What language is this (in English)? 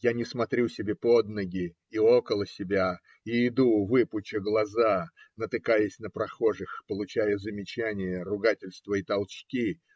Russian